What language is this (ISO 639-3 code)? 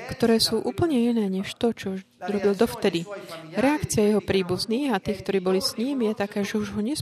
slk